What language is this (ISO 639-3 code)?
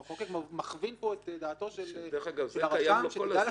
heb